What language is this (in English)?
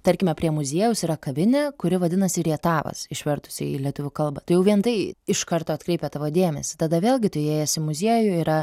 Lithuanian